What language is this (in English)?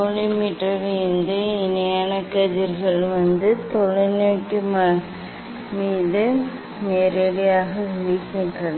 Tamil